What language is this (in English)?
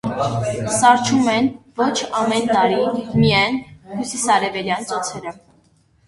Armenian